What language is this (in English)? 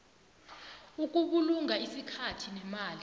South Ndebele